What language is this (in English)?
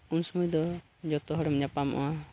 Santali